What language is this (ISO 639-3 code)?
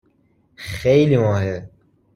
fas